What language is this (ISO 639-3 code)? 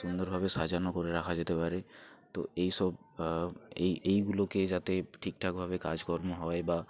ben